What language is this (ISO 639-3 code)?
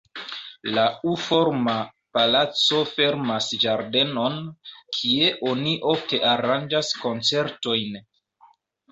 epo